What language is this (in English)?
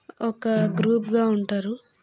Telugu